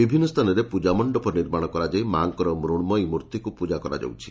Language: Odia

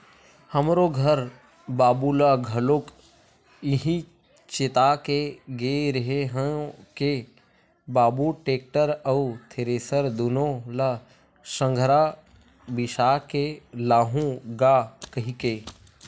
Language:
Chhattisgarhi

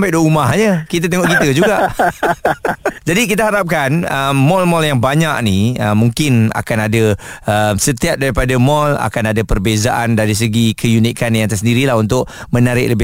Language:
Malay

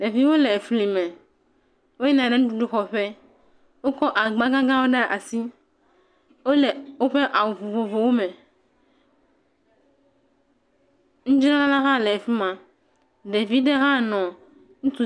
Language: Ewe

